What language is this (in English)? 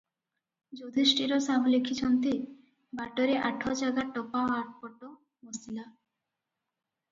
Odia